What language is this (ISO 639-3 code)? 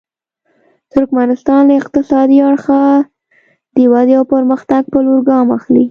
pus